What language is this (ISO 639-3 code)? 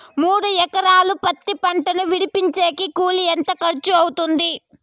tel